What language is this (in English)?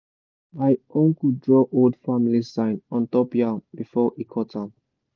Nigerian Pidgin